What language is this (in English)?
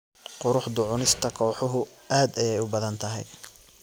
Somali